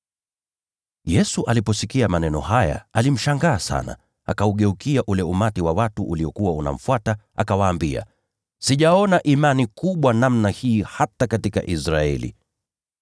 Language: Swahili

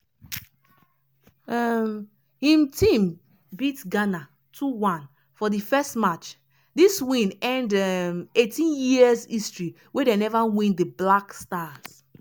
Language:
Nigerian Pidgin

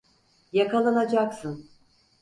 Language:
Turkish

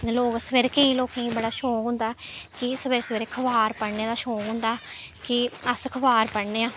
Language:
Dogri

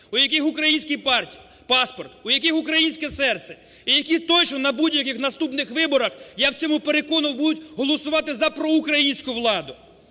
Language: Ukrainian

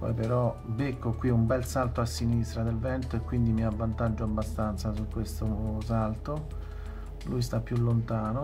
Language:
Italian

